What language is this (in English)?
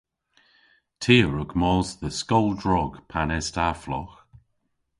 Cornish